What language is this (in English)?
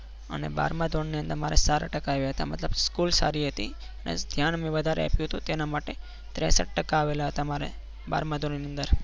Gujarati